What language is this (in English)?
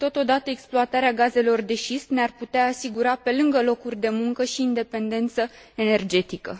Romanian